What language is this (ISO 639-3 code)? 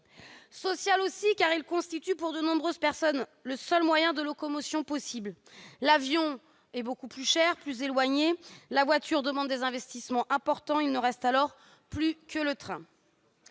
fra